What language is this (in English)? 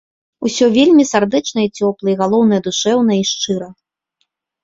Belarusian